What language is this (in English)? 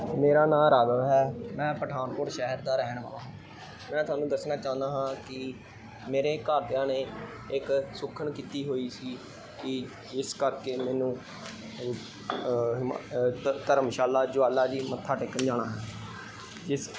Punjabi